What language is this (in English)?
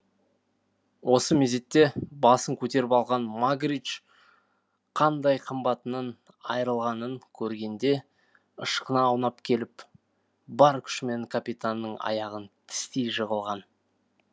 Kazakh